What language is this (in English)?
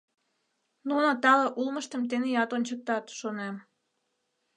Mari